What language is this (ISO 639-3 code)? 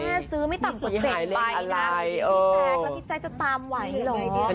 tha